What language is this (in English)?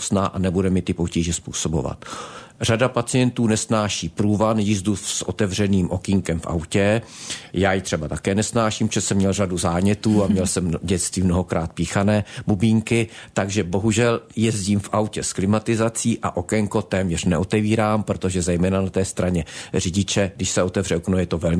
Czech